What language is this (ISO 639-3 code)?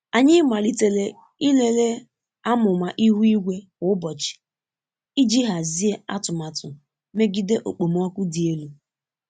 ibo